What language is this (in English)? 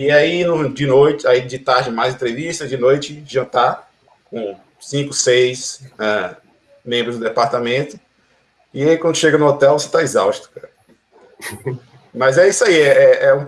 Portuguese